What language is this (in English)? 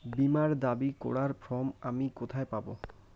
Bangla